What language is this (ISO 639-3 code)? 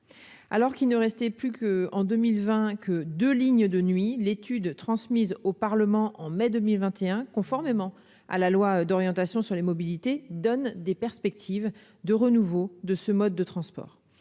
fra